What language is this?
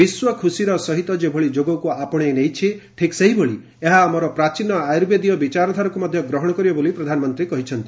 Odia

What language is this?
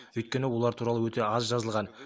Kazakh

